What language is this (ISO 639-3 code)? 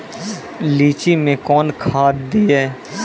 mai